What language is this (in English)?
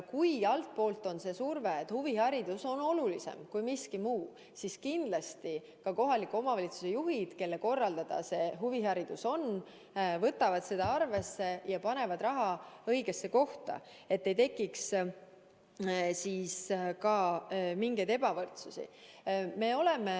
Estonian